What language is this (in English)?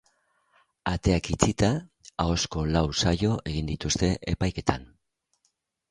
Basque